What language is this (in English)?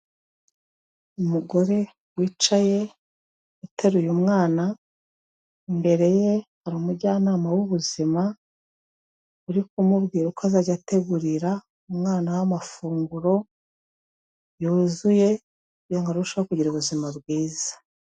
Kinyarwanda